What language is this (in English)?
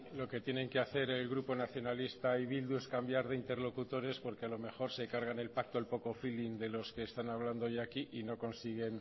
Spanish